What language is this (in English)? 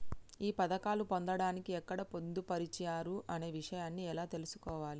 Telugu